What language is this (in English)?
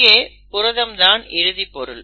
Tamil